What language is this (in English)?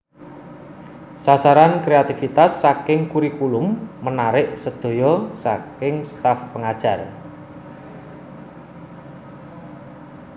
Javanese